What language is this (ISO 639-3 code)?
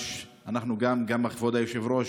heb